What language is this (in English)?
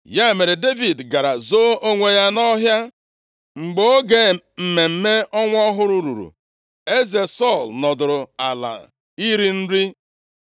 Igbo